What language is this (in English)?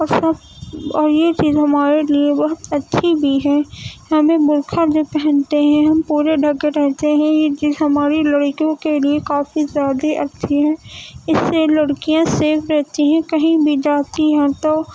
Urdu